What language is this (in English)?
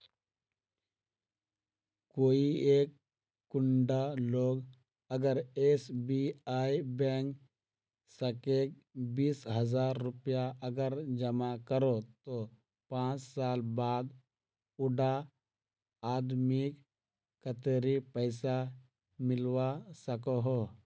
Magahi